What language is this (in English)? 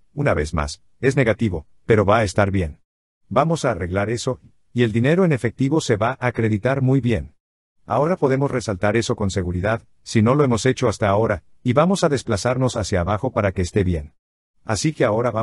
Spanish